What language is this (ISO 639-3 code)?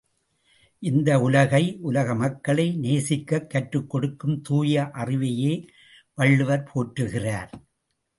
tam